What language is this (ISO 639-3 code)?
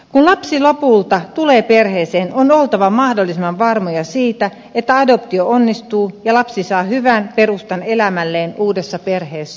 fin